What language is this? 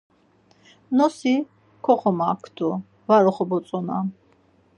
Laz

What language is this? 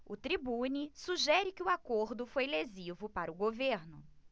Portuguese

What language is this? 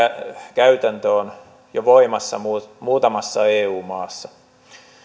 Finnish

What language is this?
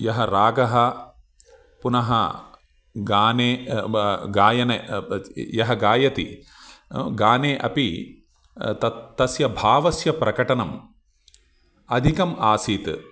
Sanskrit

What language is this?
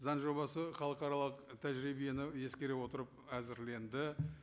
Kazakh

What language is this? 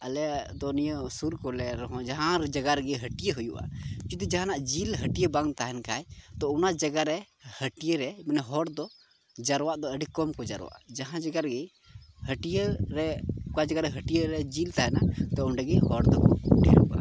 Santali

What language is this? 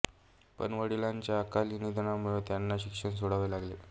Marathi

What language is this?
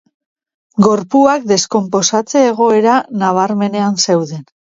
Basque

